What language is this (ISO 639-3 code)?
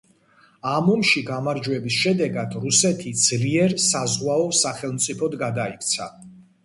kat